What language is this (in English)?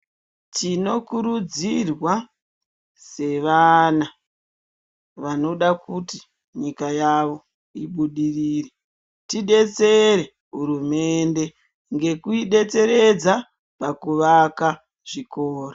Ndau